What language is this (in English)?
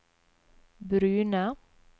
Norwegian